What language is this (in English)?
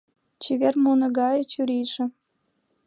Mari